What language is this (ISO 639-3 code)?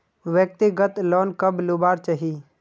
mag